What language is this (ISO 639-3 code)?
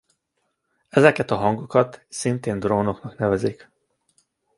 hun